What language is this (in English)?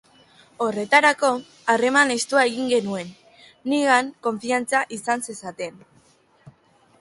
Basque